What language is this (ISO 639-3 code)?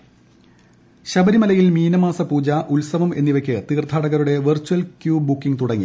mal